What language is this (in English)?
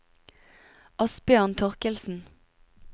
Norwegian